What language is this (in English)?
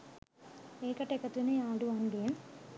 Sinhala